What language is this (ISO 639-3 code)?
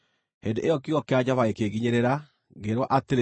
kik